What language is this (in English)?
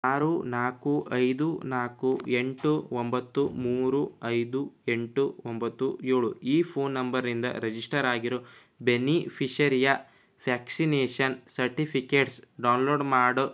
Kannada